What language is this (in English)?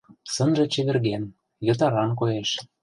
Mari